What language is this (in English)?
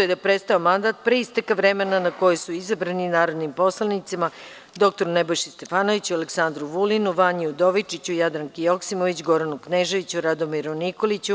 Serbian